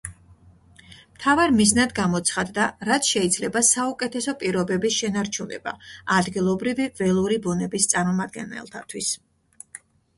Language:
Georgian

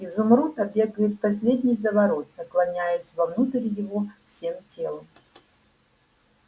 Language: Russian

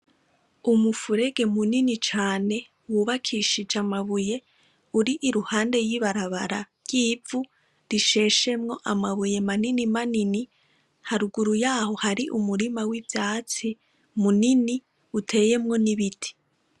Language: Rundi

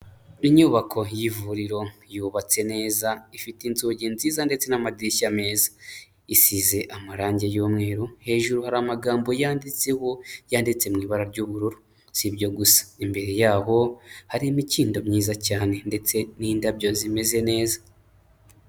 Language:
Kinyarwanda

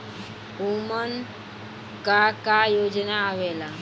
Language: Bhojpuri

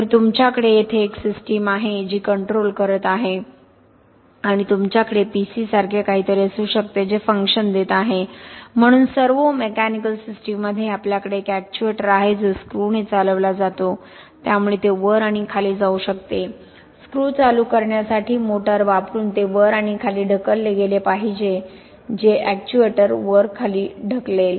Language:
Marathi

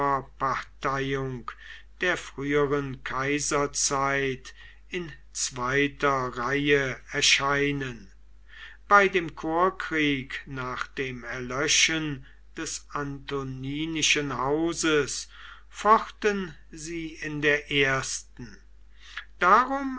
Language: German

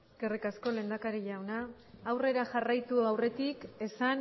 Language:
Basque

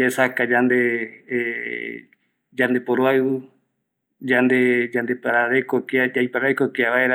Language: Eastern Bolivian Guaraní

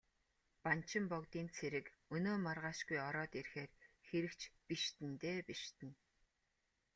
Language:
Mongolian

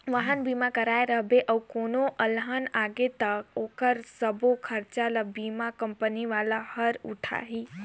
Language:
Chhattisgarhi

